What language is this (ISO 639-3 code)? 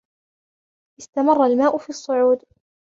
ara